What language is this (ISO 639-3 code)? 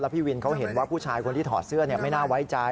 tha